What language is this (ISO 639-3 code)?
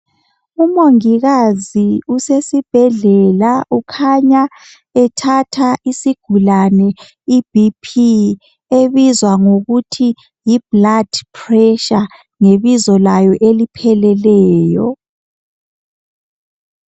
nde